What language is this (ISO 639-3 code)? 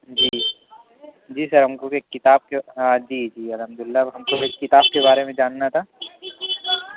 urd